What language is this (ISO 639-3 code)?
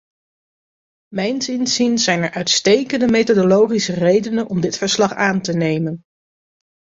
nld